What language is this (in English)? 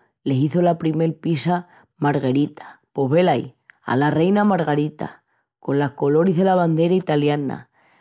Extremaduran